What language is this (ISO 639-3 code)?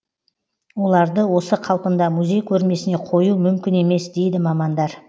kaz